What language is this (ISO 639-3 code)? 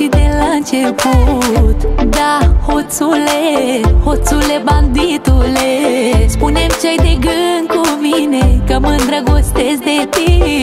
ron